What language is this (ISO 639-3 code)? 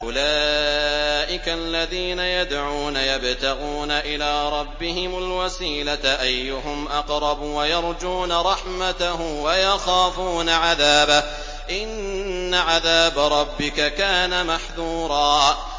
ara